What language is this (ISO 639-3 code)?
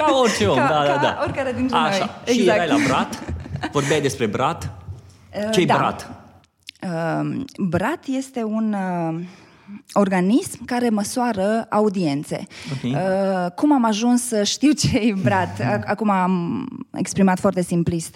ron